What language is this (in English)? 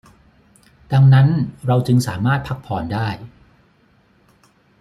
Thai